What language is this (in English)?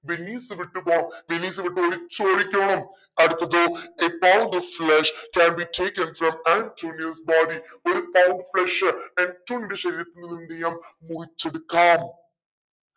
Malayalam